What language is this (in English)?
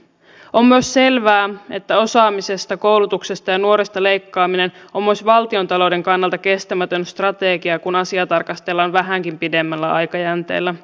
Finnish